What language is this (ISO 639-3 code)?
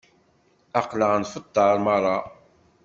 kab